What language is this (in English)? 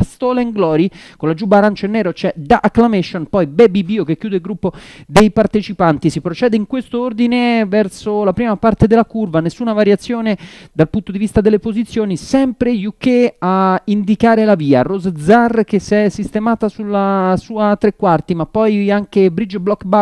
Italian